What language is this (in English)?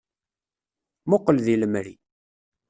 Kabyle